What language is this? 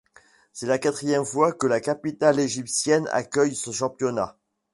French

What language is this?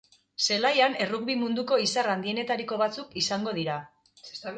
Basque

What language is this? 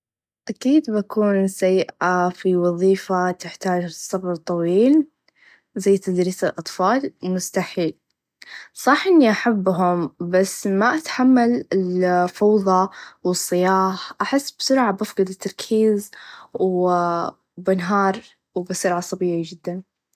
Najdi Arabic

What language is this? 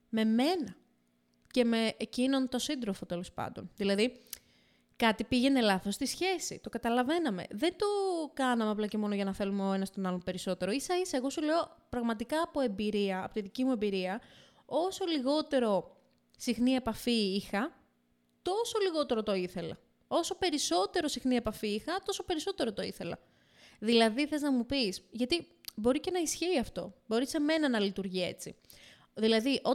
Greek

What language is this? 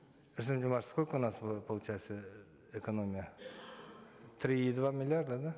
Kazakh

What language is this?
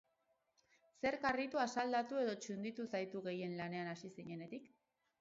Basque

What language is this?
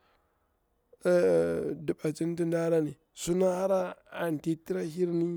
Bura-Pabir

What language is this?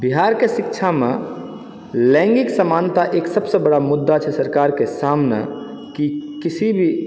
Maithili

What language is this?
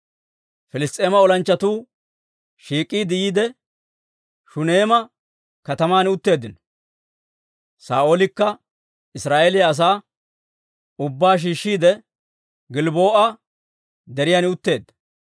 Dawro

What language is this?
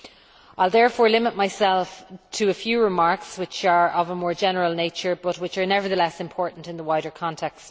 English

